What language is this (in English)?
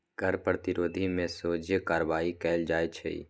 Magahi